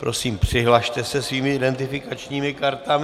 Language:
Czech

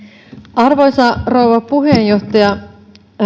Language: Finnish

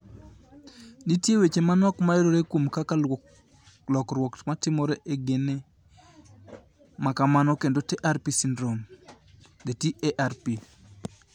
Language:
Luo (Kenya and Tanzania)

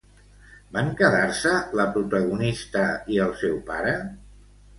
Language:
Catalan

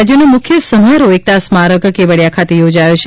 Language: Gujarati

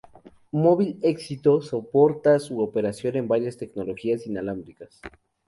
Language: Spanish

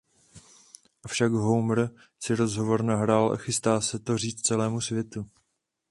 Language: Czech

